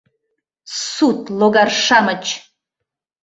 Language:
Mari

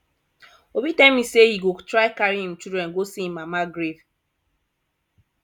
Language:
Nigerian Pidgin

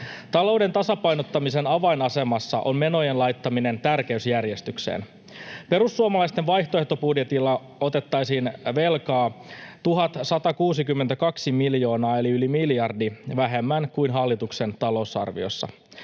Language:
Finnish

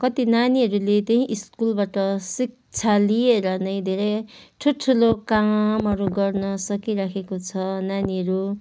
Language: Nepali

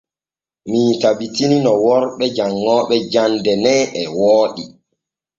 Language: Borgu Fulfulde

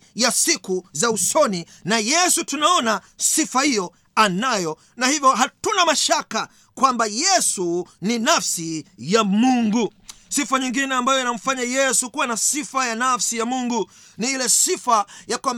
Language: Swahili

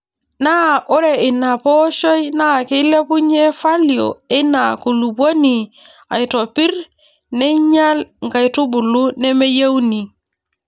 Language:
Masai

